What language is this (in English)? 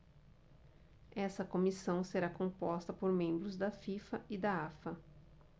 Portuguese